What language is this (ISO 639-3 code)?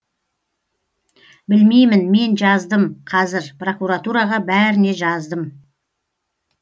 kaz